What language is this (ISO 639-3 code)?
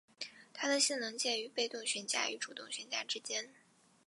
zho